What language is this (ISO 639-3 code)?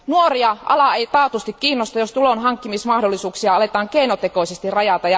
fin